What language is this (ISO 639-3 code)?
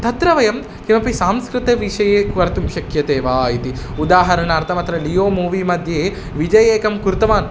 san